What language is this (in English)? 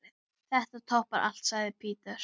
Icelandic